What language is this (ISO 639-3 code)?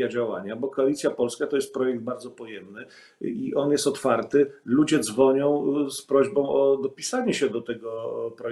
pol